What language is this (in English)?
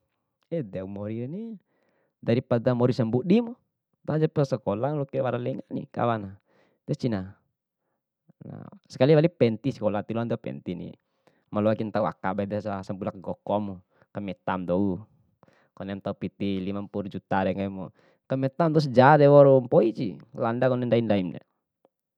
Bima